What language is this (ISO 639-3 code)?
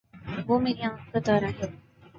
urd